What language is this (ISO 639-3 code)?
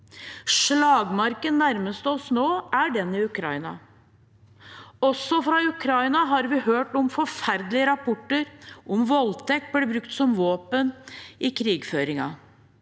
nor